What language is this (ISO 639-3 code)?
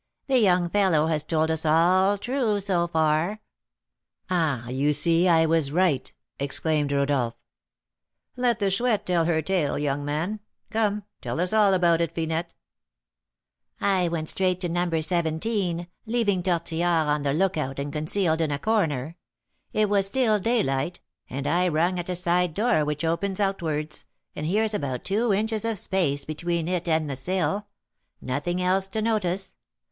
eng